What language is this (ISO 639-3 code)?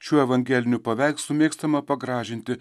lit